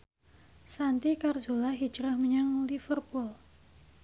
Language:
Javanese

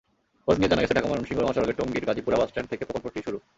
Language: Bangla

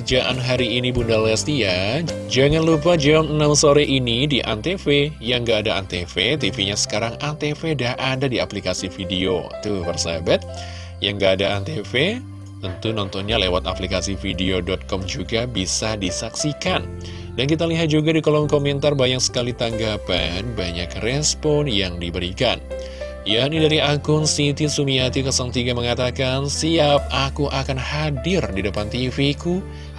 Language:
Indonesian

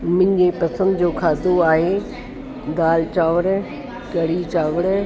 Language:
Sindhi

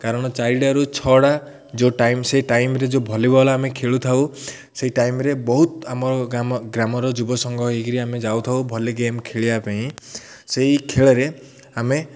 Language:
Odia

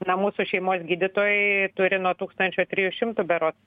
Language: Lithuanian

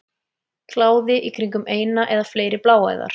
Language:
Icelandic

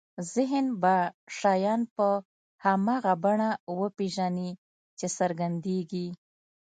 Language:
Pashto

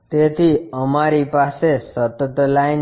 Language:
Gujarati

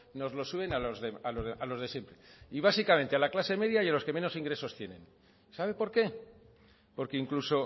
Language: Spanish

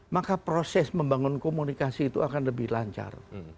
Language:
Indonesian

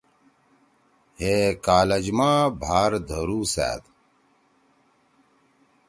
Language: Torwali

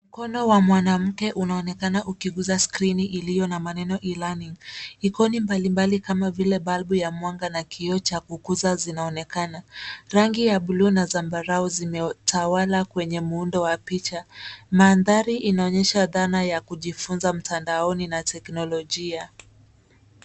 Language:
Swahili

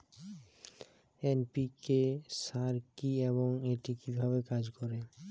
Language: Bangla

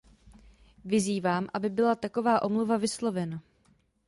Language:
Czech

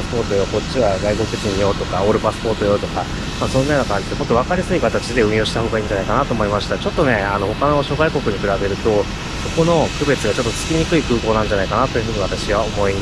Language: Japanese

